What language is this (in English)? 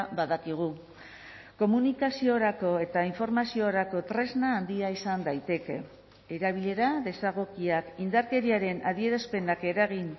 Basque